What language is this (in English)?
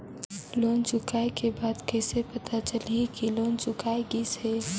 Chhattisgarhi